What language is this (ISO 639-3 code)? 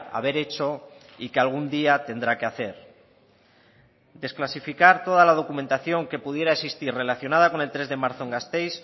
spa